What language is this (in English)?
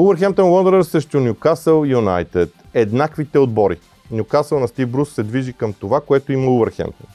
Bulgarian